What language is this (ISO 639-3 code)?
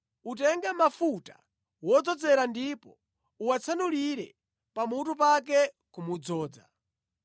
nya